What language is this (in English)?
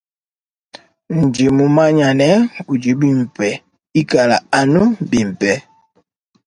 Luba-Lulua